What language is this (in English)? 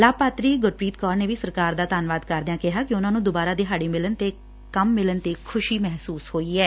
Punjabi